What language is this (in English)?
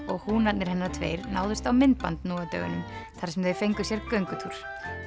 Icelandic